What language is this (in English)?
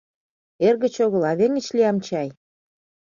Mari